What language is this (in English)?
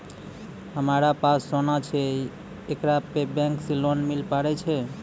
Maithili